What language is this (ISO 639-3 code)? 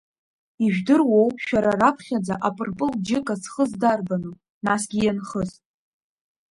abk